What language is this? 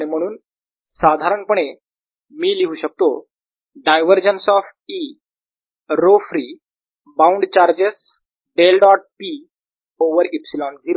Marathi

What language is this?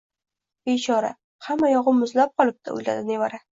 Uzbek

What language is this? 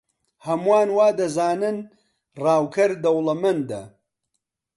Central Kurdish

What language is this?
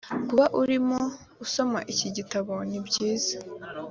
Kinyarwanda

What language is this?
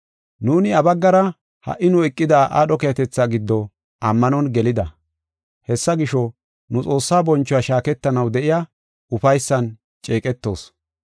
Gofa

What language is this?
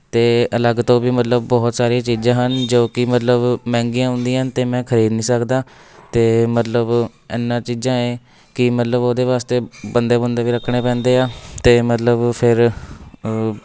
Punjabi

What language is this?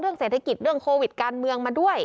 Thai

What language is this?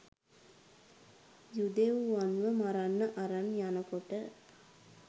Sinhala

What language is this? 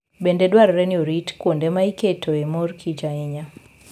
Luo (Kenya and Tanzania)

